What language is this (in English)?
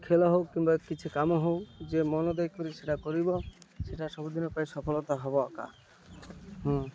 Odia